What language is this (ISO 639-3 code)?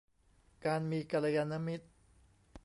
tha